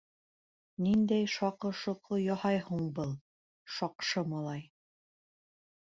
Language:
Bashkir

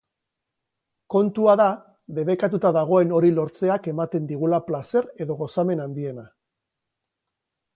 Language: Basque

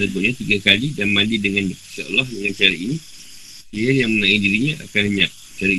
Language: Malay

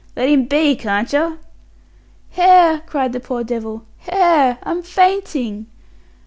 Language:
English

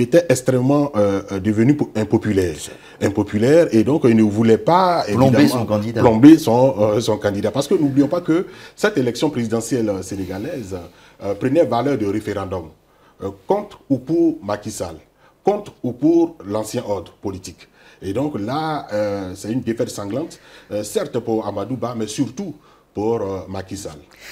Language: French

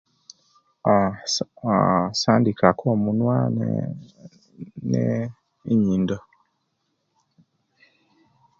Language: Kenyi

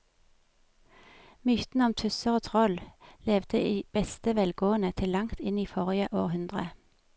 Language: Norwegian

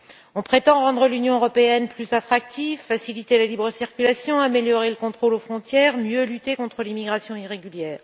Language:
French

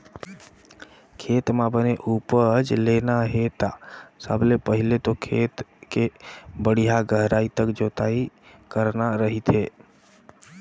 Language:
Chhattisgarhi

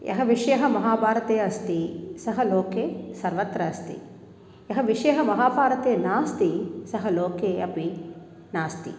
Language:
Sanskrit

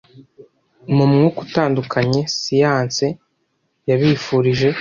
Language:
Kinyarwanda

